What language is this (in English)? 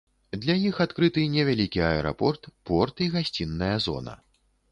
Belarusian